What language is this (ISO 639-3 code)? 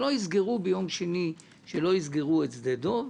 heb